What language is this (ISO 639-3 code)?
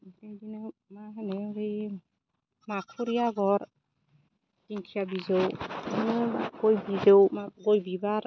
brx